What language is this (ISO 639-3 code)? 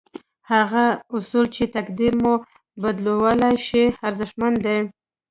pus